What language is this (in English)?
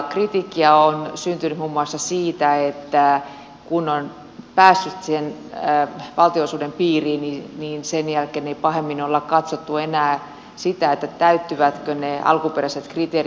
Finnish